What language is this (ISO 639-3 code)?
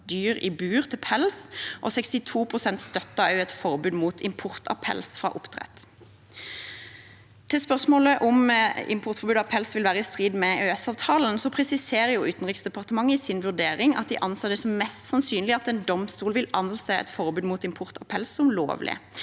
nor